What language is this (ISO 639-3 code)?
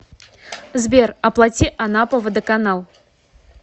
rus